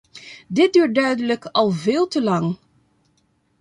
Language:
Dutch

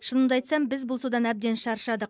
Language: Kazakh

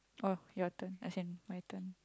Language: English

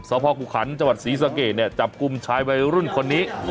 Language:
Thai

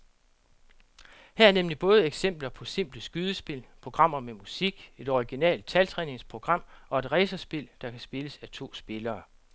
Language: Danish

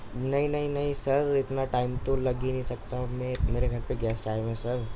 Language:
Urdu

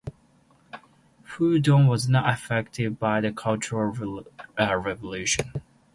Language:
English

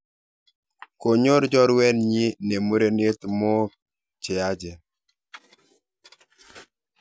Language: Kalenjin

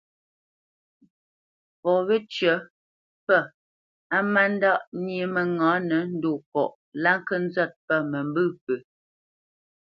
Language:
Bamenyam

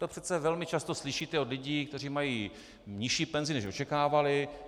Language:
Czech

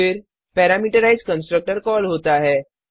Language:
Hindi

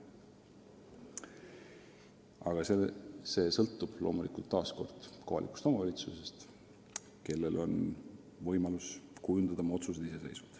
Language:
Estonian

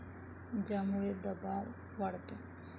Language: Marathi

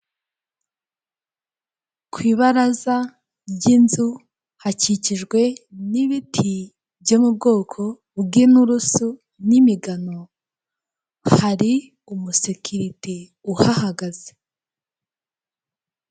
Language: Kinyarwanda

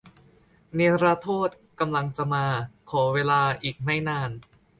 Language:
Thai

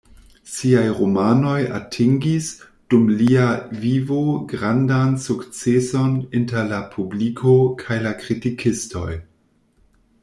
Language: Esperanto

